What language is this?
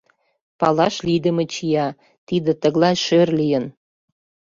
Mari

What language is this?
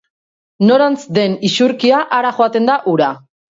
Basque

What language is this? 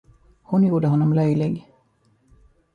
Swedish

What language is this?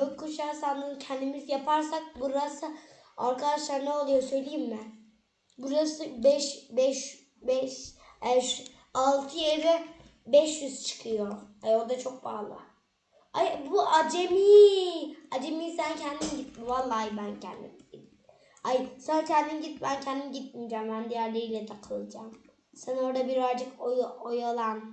Turkish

